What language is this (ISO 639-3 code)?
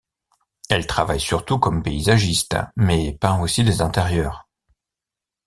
fra